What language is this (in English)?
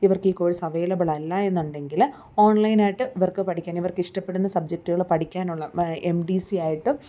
Malayalam